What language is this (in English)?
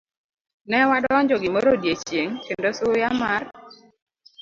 Luo (Kenya and Tanzania)